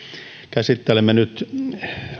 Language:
Finnish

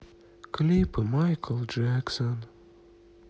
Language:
Russian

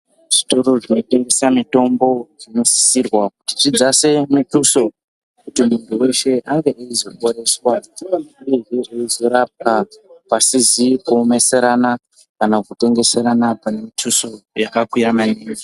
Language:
Ndau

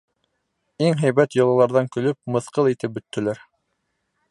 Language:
Bashkir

